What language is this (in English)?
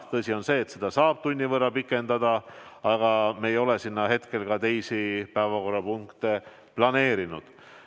Estonian